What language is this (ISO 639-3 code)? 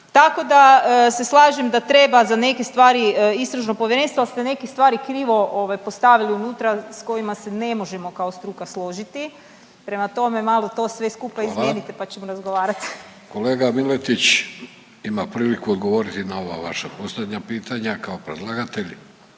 hrv